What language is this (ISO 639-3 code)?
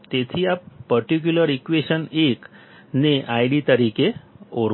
guj